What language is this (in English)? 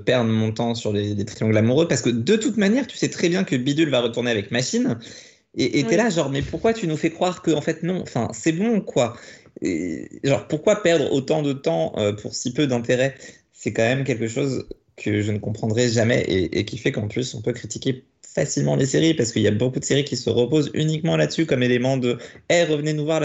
French